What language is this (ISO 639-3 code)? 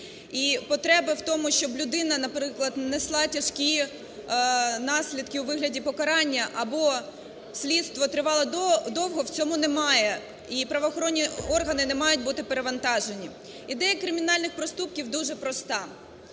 ukr